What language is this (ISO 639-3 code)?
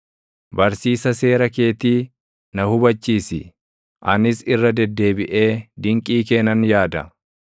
orm